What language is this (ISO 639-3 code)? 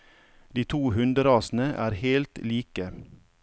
nor